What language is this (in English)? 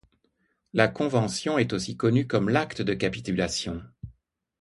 French